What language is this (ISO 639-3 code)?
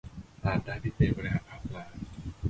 tha